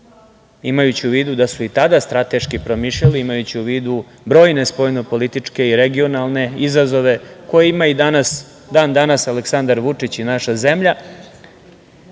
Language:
Serbian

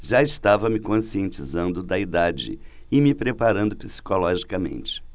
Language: Portuguese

